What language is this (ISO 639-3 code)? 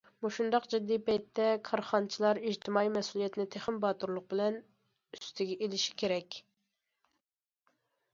uig